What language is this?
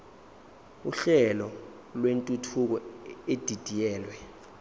Zulu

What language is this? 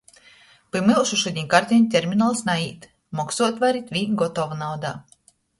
Latgalian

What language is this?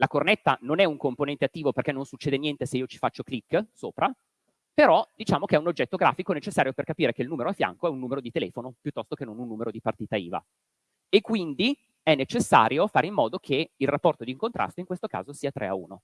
Italian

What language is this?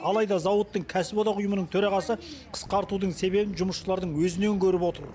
Kazakh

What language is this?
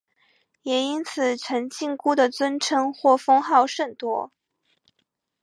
Chinese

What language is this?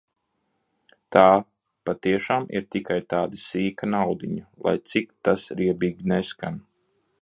Latvian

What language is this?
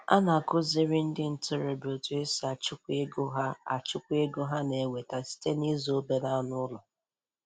Igbo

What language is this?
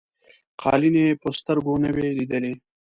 Pashto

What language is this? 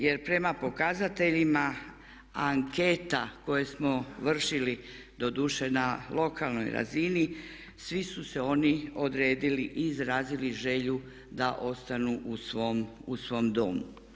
Croatian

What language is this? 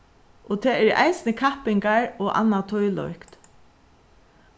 Faroese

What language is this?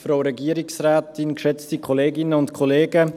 Swiss German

